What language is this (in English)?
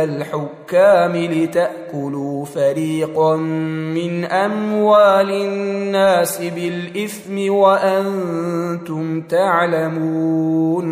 Arabic